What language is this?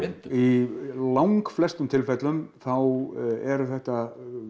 Icelandic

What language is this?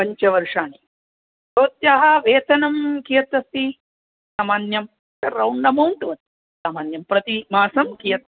Sanskrit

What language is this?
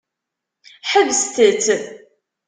Kabyle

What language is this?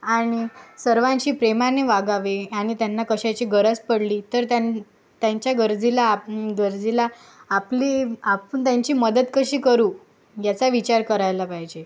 Marathi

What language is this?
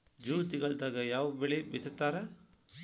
Kannada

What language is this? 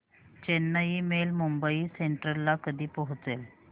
Marathi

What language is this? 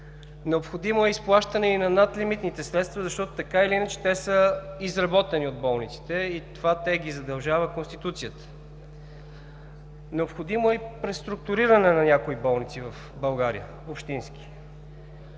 Bulgarian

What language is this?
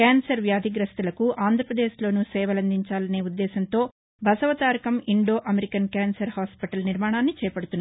Telugu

